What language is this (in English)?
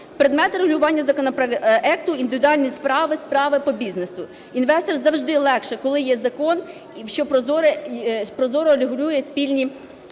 Ukrainian